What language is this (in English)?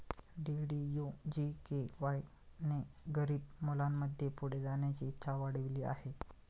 Marathi